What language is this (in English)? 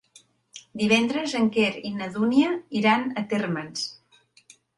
Catalan